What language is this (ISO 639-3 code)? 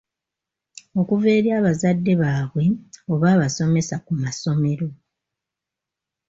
lug